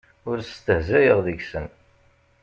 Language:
Kabyle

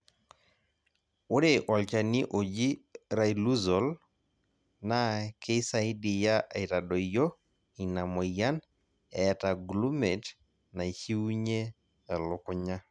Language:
Masai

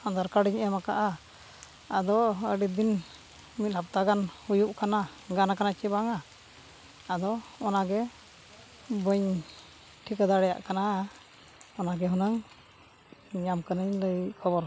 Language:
Santali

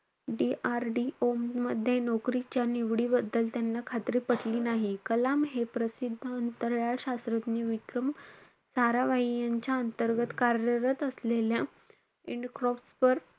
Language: Marathi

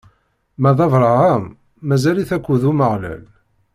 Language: Kabyle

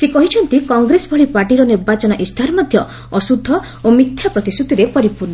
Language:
Odia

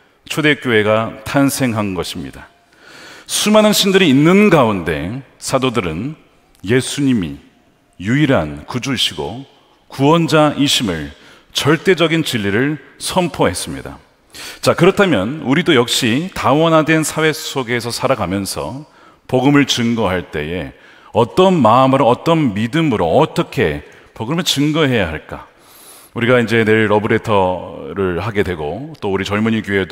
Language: Korean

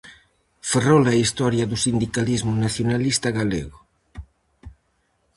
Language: Galician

